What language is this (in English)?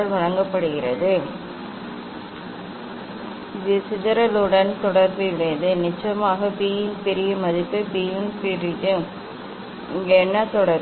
Tamil